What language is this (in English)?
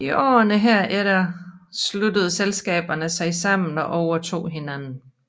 Danish